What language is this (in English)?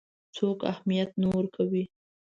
Pashto